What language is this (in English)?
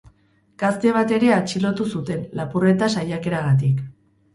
Basque